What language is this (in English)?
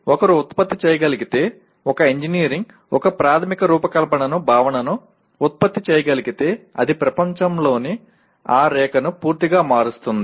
Telugu